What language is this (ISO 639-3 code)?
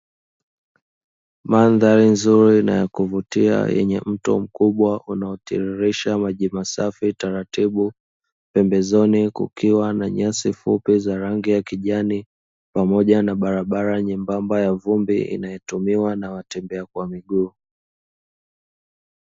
swa